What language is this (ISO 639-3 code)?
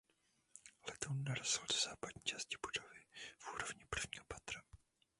ces